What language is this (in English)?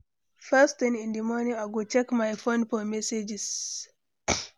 Nigerian Pidgin